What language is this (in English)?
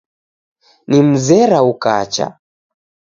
Taita